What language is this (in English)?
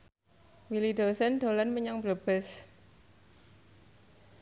Javanese